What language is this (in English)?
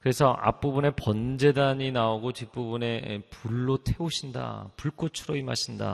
Korean